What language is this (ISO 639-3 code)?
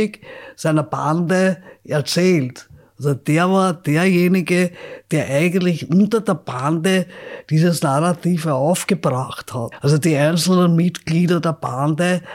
deu